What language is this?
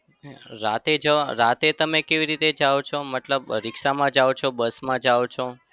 Gujarati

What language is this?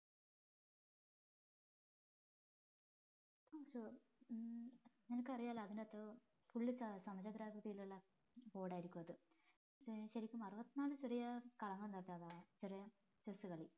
Malayalam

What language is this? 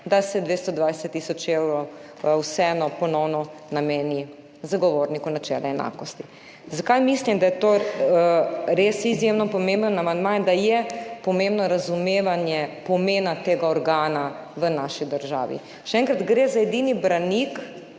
Slovenian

